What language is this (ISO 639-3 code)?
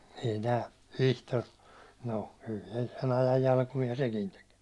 fin